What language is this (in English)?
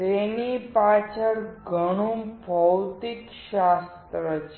Gujarati